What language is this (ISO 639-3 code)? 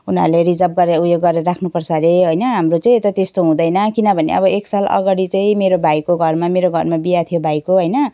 nep